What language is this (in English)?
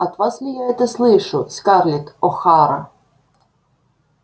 Russian